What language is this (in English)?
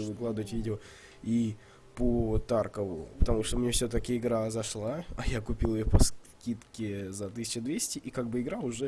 Russian